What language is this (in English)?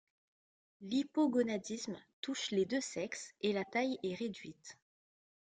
French